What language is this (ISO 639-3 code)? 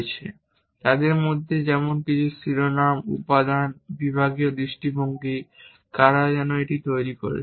ben